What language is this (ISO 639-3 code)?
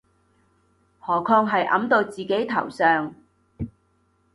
yue